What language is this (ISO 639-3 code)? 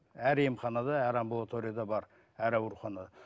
kaz